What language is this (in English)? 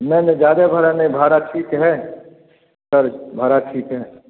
Hindi